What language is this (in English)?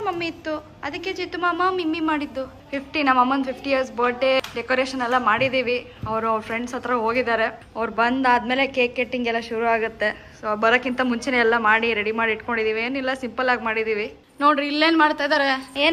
Kannada